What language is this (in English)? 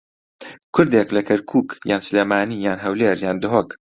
Central Kurdish